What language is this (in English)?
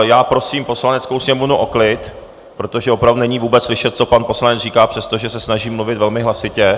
Czech